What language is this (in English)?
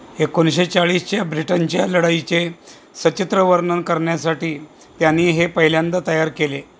Marathi